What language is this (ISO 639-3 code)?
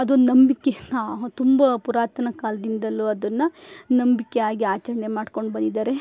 kan